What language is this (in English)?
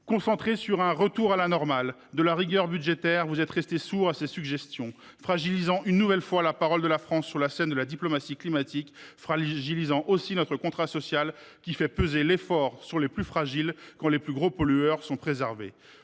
French